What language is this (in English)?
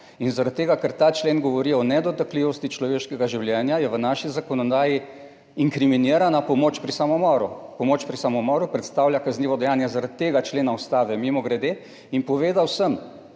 Slovenian